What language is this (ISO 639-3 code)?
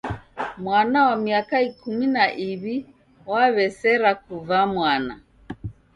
dav